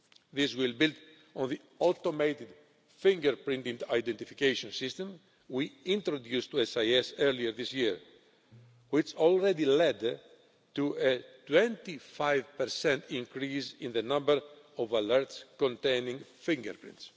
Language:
English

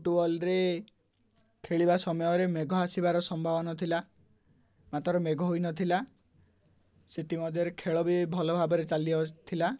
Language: Odia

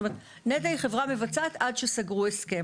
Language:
Hebrew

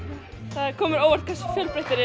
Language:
Icelandic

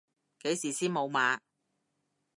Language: Cantonese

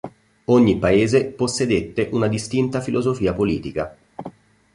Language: Italian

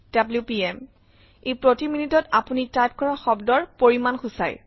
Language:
Assamese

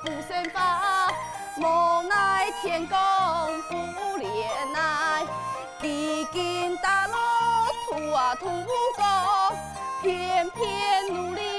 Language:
Chinese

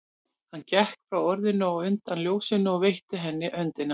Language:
Icelandic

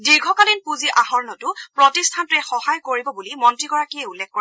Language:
Assamese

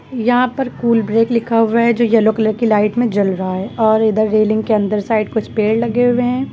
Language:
Hindi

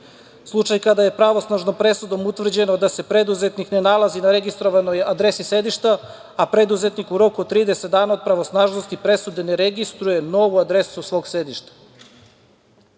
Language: Serbian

